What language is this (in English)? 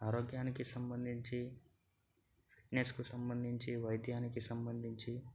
Telugu